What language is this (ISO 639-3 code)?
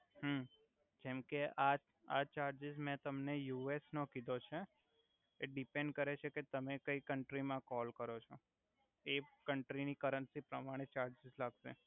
guj